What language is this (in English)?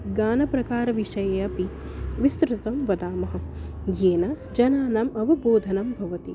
Sanskrit